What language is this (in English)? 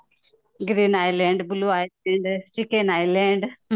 Odia